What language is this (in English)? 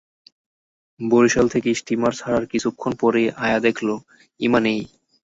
Bangla